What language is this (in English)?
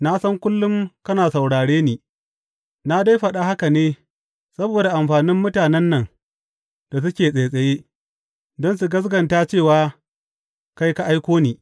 Hausa